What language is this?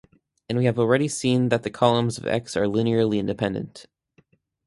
English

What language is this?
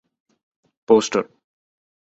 Malayalam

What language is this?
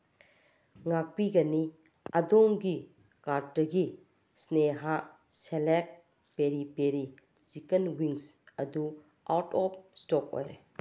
Manipuri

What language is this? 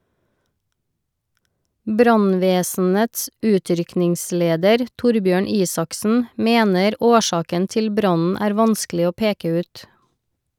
Norwegian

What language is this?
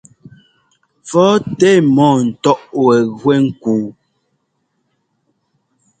Ngomba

